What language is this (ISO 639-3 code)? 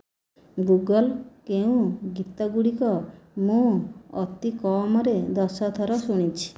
ori